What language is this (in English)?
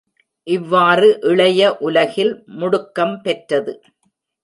Tamil